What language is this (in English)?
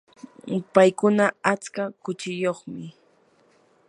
Yanahuanca Pasco Quechua